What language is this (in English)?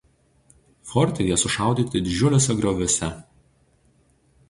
Lithuanian